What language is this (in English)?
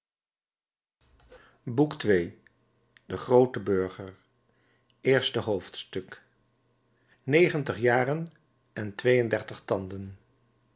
Dutch